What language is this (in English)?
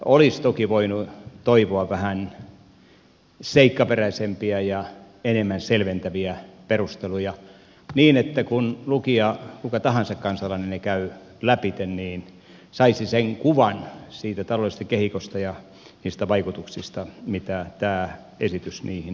Finnish